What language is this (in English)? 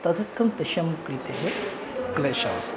Sanskrit